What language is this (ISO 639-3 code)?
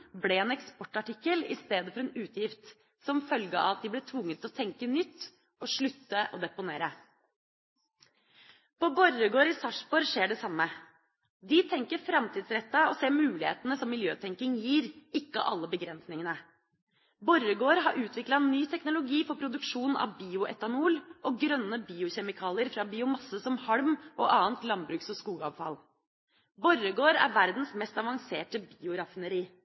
nob